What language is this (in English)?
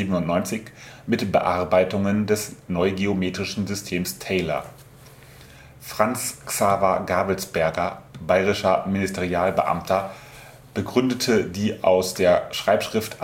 German